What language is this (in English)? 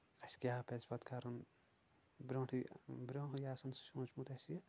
Kashmiri